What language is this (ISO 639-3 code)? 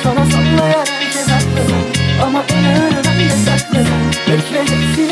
ron